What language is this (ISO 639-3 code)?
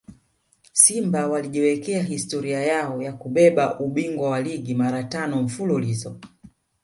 swa